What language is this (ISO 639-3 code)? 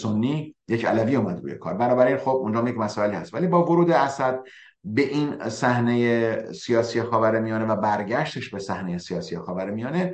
fas